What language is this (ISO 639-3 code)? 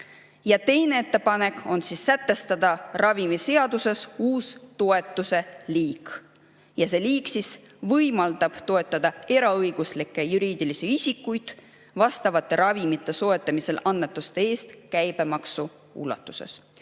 est